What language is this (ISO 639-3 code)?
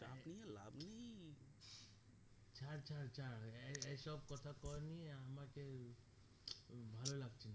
ben